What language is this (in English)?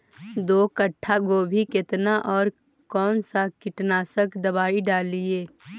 Magahi